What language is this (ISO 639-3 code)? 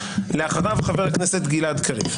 heb